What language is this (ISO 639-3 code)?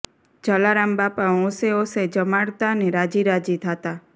guj